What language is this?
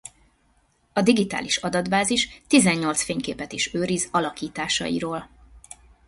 Hungarian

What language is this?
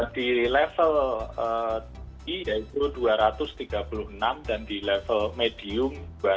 Indonesian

